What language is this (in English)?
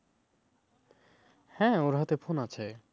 Bangla